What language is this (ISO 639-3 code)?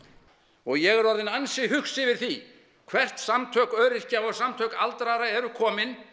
isl